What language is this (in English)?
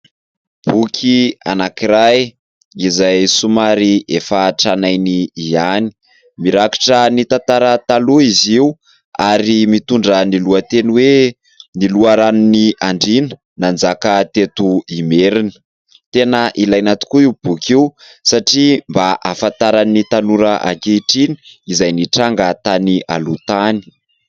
Malagasy